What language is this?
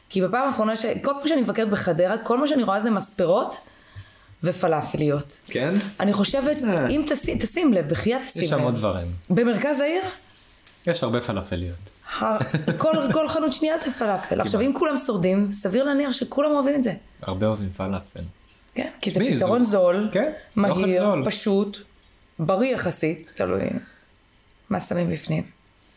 Hebrew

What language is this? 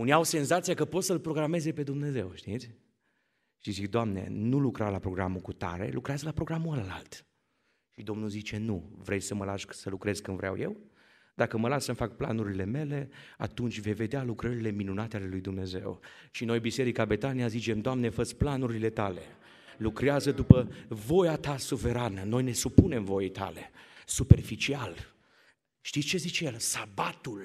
Romanian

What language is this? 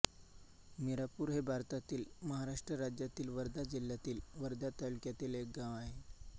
Marathi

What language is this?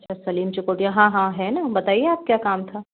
Hindi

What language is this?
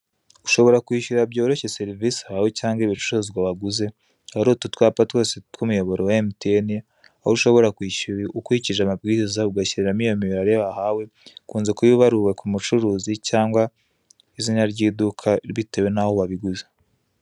Kinyarwanda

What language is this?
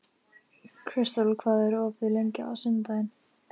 Icelandic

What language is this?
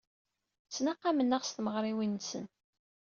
Kabyle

